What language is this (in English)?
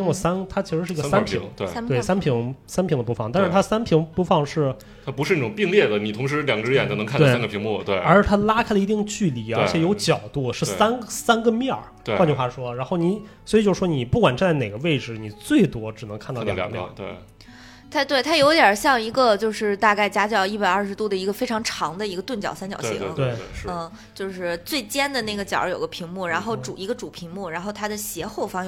Chinese